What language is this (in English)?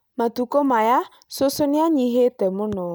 Kikuyu